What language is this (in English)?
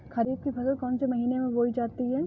Hindi